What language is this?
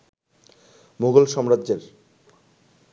Bangla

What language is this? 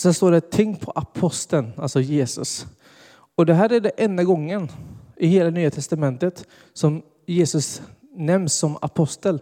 Swedish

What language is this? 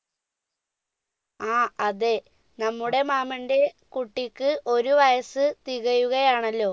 Malayalam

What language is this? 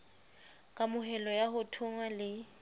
Southern Sotho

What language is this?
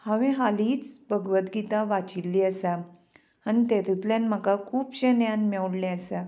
Konkani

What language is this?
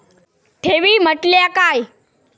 Marathi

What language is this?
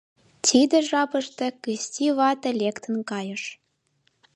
Mari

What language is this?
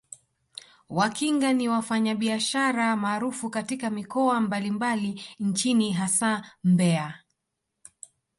Swahili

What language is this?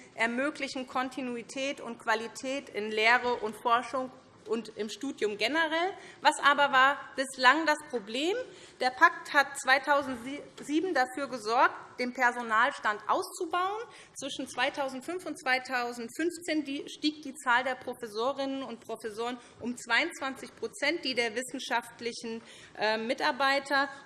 German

